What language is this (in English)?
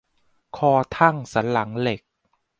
Thai